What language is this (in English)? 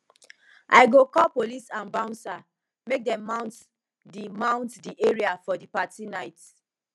Nigerian Pidgin